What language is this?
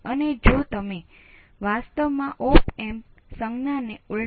Gujarati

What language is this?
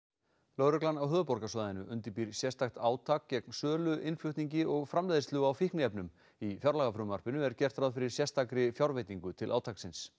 Icelandic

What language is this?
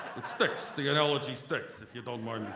English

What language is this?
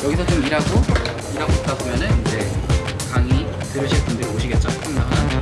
Korean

